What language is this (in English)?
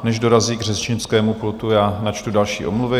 Czech